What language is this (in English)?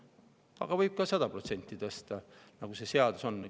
Estonian